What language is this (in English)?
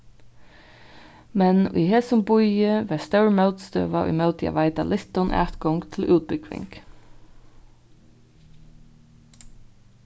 Faroese